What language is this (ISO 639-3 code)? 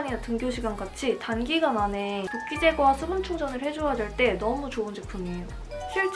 kor